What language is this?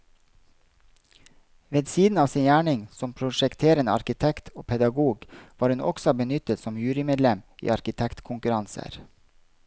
Norwegian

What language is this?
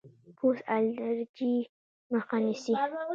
Pashto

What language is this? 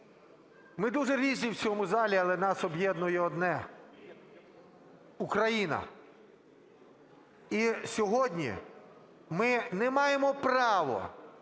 Ukrainian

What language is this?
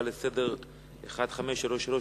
Hebrew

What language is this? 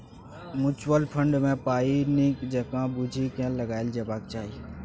Maithili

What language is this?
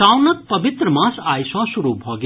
Maithili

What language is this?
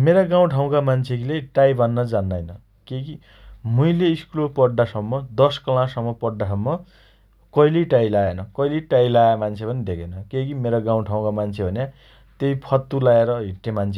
Dotyali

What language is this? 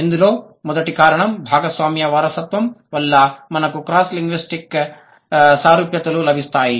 Telugu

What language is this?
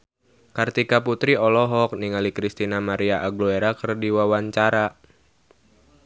Sundanese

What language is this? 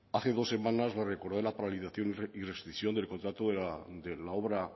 Spanish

